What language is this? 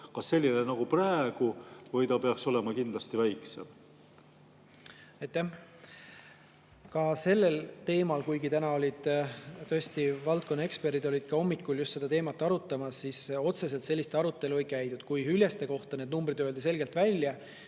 Estonian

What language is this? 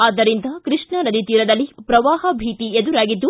Kannada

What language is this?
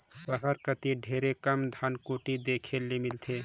Chhattisgarhi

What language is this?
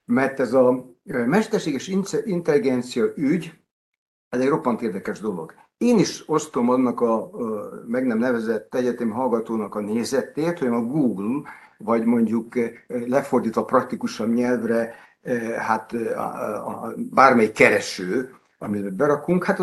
Hungarian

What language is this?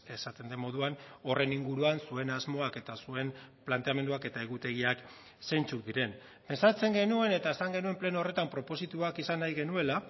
Basque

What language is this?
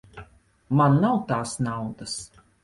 Latvian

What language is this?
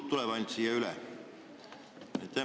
Estonian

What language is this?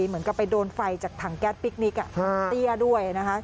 Thai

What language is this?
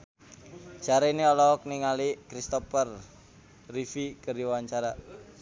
Sundanese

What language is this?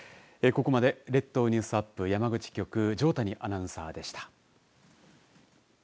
Japanese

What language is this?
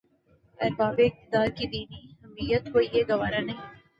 Urdu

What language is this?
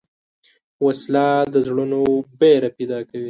Pashto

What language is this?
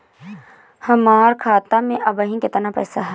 Bhojpuri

